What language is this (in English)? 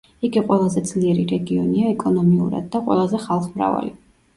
Georgian